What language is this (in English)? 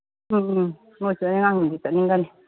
Manipuri